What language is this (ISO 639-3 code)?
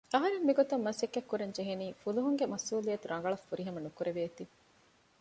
div